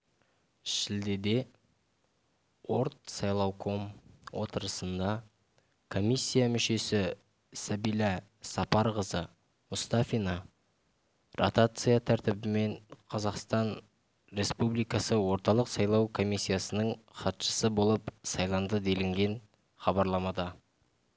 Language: Kazakh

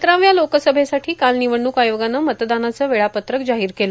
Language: Marathi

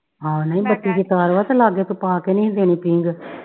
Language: Punjabi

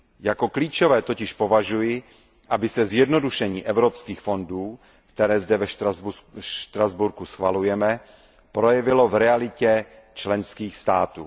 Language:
Czech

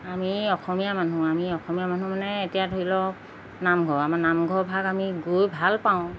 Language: Assamese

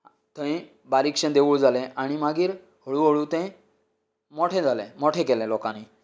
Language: Konkani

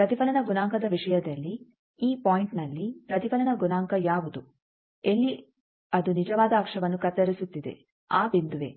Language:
Kannada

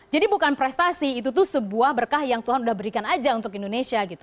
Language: Indonesian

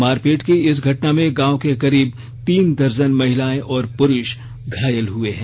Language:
Hindi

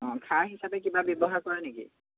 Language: Assamese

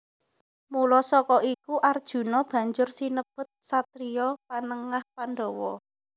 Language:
Javanese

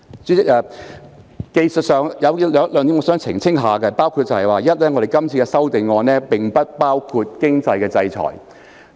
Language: Cantonese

